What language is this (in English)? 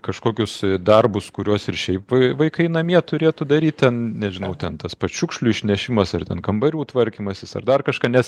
Lithuanian